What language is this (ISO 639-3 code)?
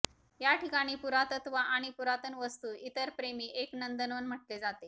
mar